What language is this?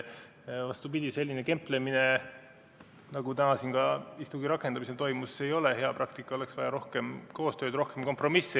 Estonian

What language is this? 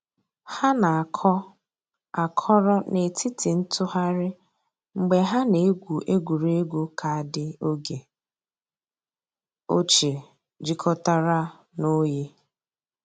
Igbo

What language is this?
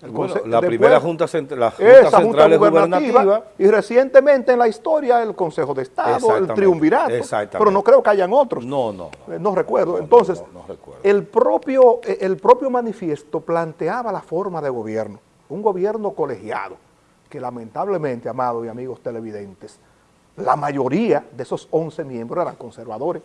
Spanish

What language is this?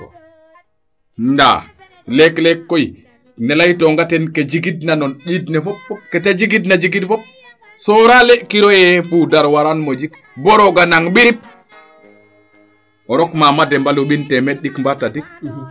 Serer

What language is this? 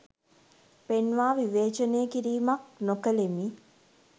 Sinhala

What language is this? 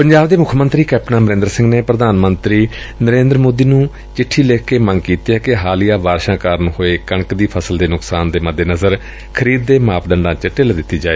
Punjabi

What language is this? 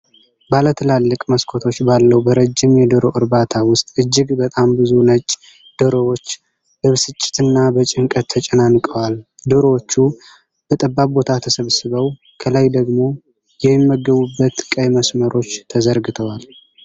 Amharic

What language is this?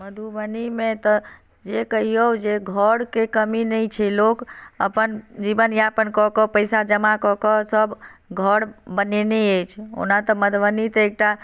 Maithili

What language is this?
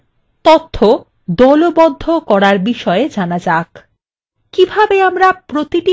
Bangla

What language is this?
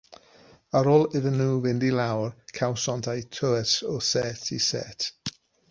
Welsh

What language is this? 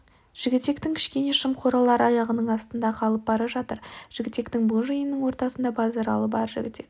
Kazakh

